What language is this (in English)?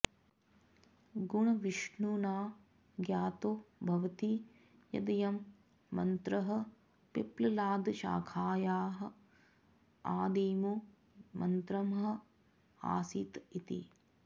Sanskrit